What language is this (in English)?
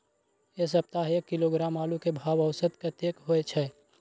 Maithili